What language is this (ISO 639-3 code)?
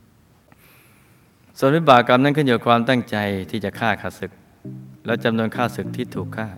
tha